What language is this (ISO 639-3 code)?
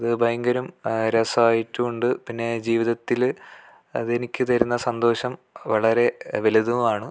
mal